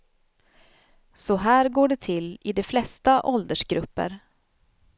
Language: Swedish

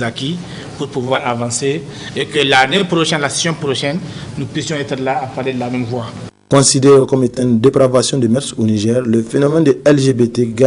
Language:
French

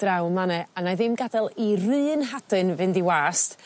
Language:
Welsh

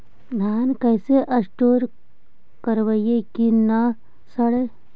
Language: Magahi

